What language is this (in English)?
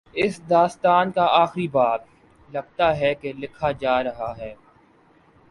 Urdu